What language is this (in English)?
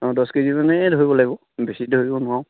Assamese